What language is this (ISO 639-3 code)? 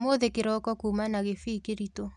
kik